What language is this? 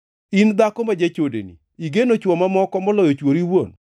Luo (Kenya and Tanzania)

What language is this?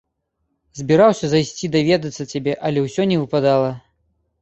Belarusian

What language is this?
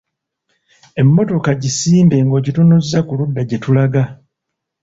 Ganda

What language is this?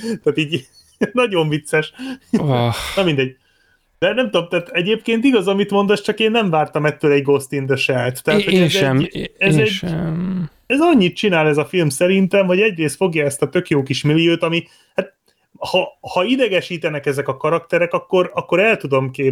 Hungarian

